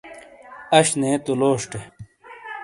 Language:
Shina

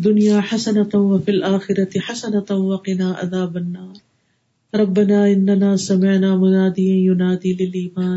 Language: Urdu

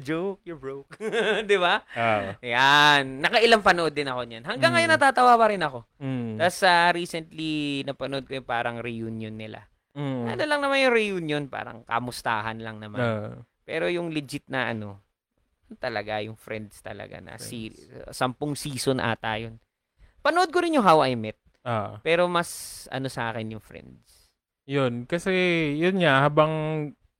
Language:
Filipino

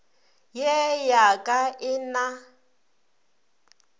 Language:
Northern Sotho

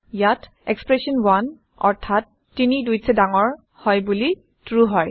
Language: Assamese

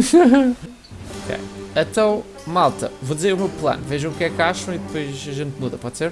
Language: Portuguese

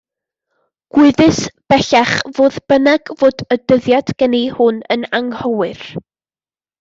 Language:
Welsh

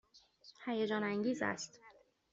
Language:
Persian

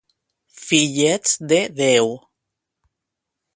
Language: Catalan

